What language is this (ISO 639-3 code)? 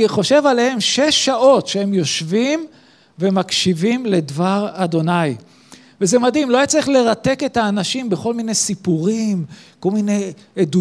heb